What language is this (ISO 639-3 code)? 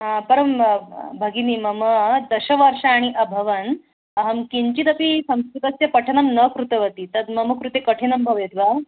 san